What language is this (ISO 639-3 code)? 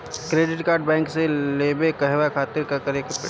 bho